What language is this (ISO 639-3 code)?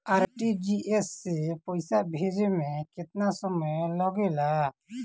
bho